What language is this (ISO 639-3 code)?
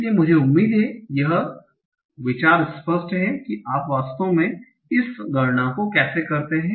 hin